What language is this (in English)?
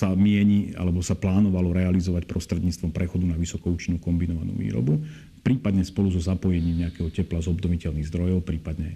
Slovak